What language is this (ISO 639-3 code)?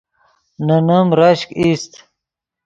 ydg